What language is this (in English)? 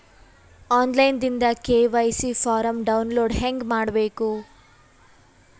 Kannada